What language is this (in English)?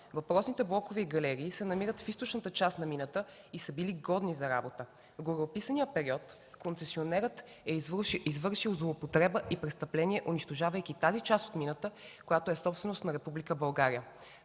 Bulgarian